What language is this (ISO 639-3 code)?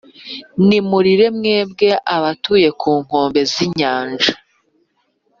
kin